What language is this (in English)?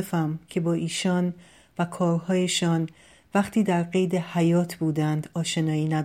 Persian